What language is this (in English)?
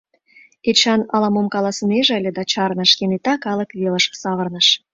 Mari